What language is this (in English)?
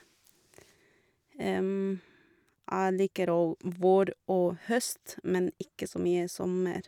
Norwegian